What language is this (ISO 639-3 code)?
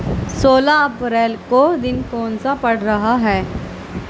urd